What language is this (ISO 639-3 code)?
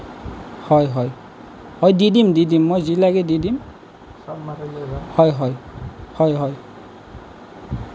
asm